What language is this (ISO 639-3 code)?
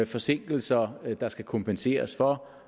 dan